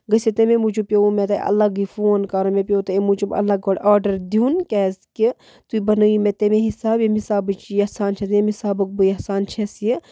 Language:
Kashmiri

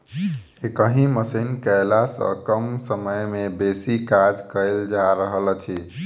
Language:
Maithili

